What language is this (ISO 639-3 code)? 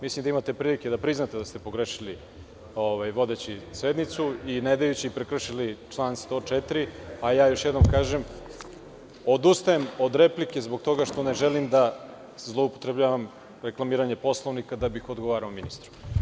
srp